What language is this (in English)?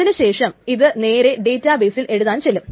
Malayalam